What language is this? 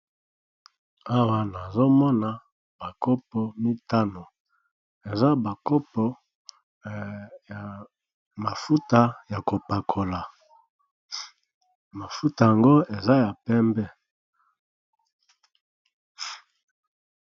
Lingala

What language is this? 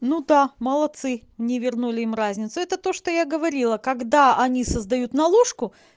Russian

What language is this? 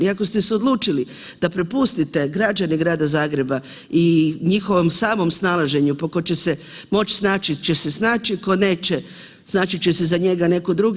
Croatian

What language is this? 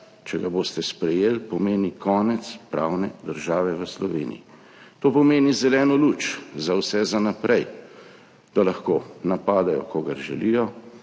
Slovenian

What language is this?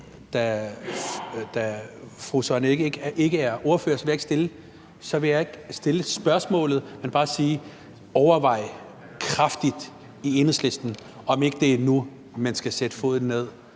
Danish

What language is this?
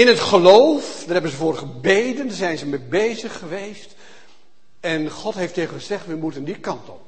Dutch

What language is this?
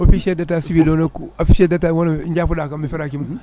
Fula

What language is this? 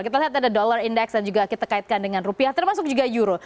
Indonesian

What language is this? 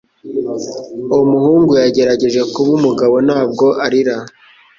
Kinyarwanda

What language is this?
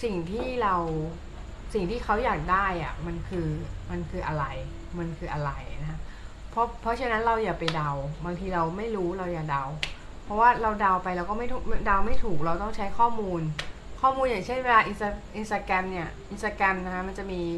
Thai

